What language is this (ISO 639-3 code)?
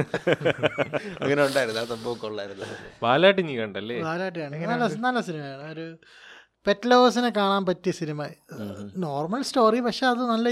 mal